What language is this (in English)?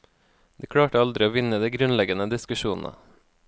Norwegian